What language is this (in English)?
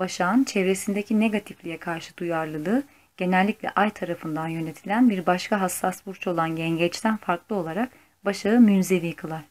Turkish